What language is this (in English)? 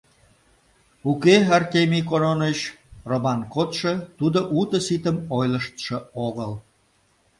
Mari